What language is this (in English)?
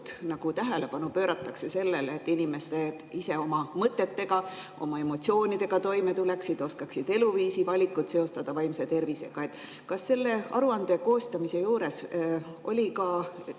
Estonian